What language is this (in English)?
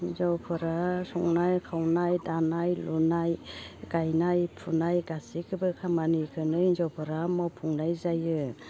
Bodo